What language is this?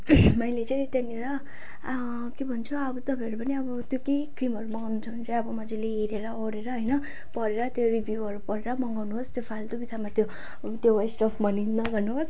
Nepali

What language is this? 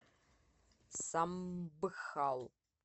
Russian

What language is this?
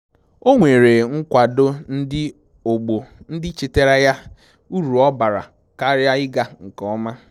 Igbo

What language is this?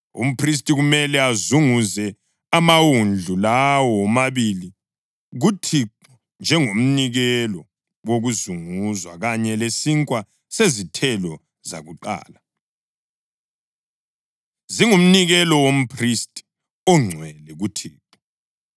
North Ndebele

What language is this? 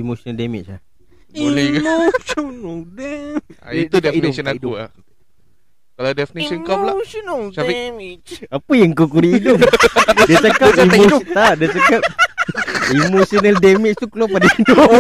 Malay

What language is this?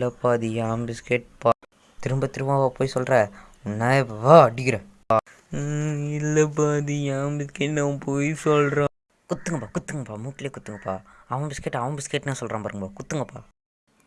Indonesian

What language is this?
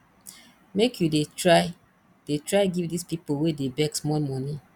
Nigerian Pidgin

